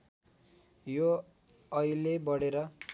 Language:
Nepali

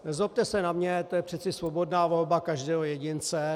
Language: Czech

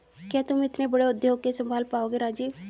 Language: Hindi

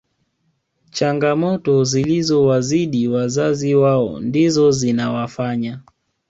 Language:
Swahili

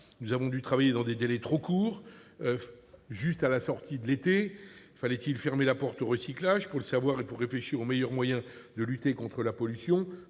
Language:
French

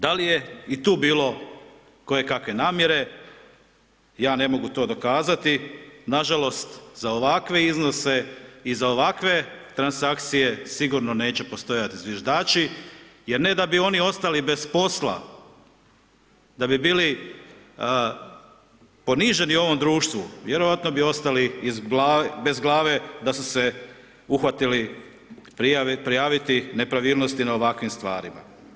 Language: Croatian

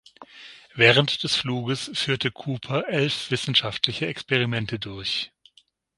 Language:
German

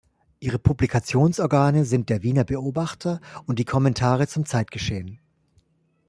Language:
German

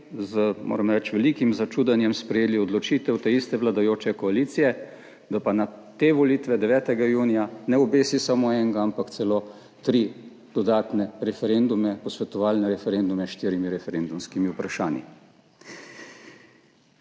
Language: Slovenian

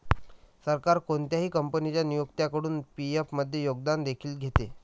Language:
Marathi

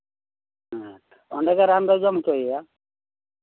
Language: Santali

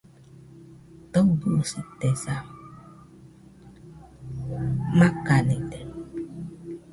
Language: Nüpode Huitoto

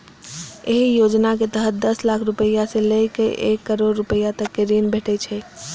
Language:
Maithili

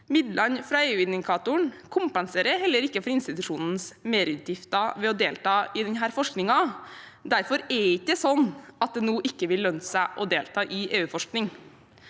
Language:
Norwegian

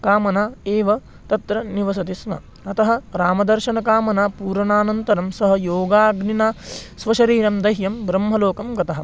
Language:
Sanskrit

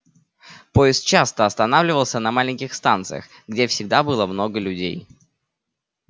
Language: Russian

